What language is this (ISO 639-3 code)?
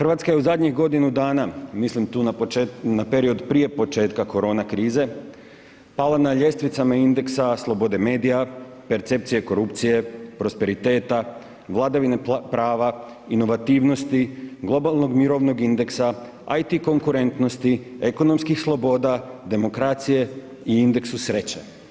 hrv